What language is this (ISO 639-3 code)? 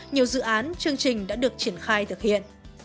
vie